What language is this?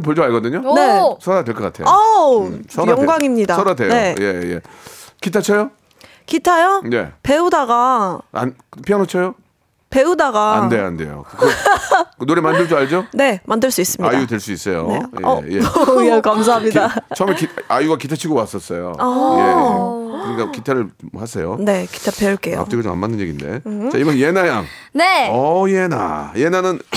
Korean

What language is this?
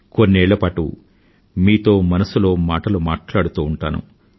Telugu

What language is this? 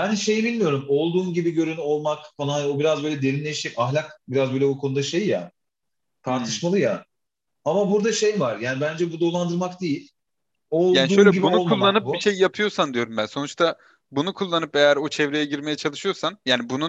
Turkish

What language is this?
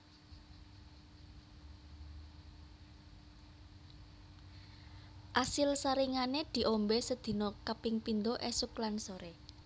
Javanese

